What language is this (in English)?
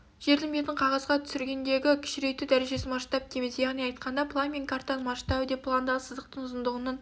Kazakh